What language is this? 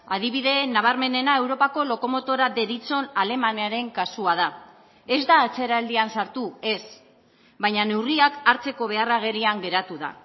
Basque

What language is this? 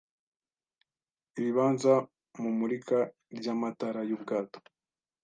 Kinyarwanda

